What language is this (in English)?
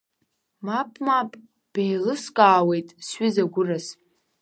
Abkhazian